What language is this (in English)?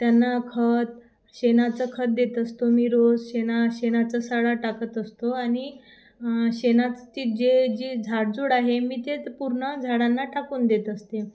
Marathi